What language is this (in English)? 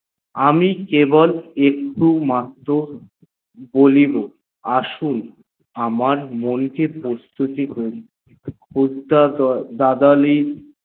Bangla